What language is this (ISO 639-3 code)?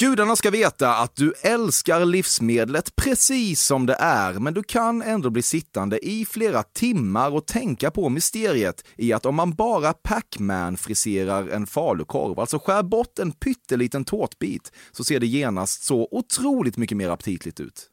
swe